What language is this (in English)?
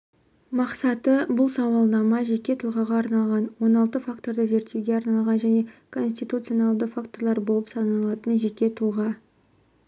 Kazakh